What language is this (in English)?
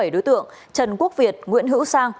Vietnamese